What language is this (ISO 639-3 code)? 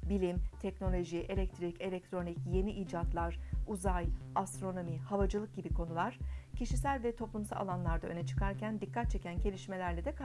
tur